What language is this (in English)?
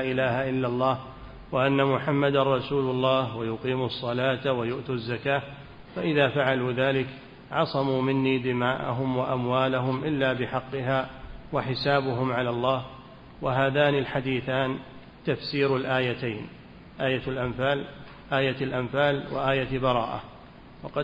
Arabic